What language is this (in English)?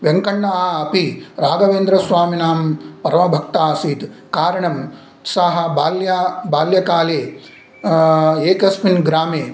Sanskrit